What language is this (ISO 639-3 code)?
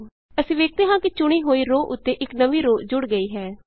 pan